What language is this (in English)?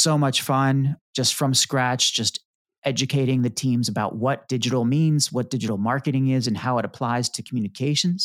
English